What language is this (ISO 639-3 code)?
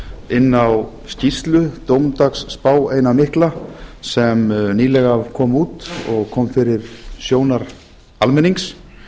isl